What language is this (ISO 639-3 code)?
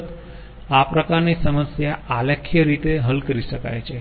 guj